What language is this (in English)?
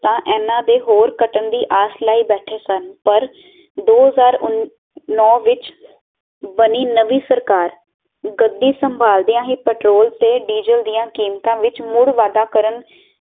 Punjabi